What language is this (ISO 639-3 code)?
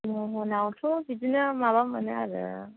brx